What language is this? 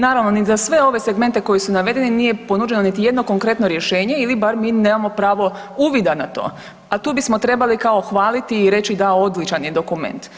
Croatian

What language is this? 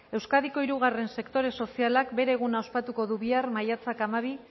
Basque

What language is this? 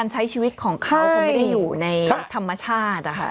Thai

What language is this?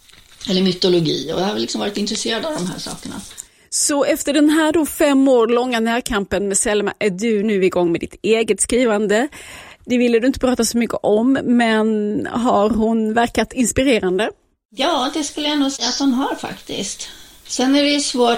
Swedish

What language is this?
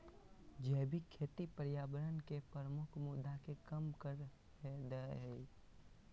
Magahi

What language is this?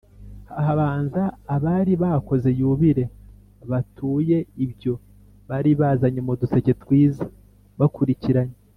Kinyarwanda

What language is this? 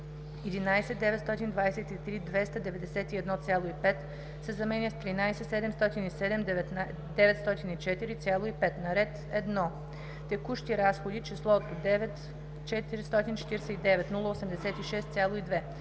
Bulgarian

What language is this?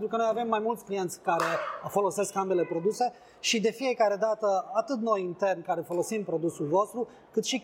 Romanian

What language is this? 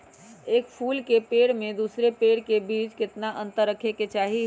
Magahi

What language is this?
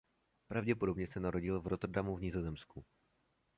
Czech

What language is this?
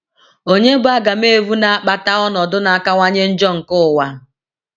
Igbo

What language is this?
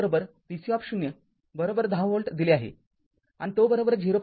Marathi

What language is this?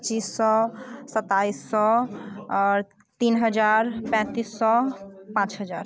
Maithili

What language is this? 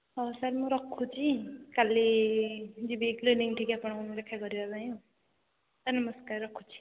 Odia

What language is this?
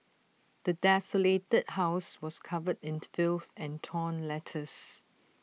English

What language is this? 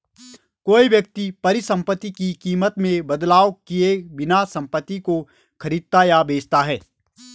Hindi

